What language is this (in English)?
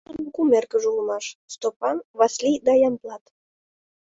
Mari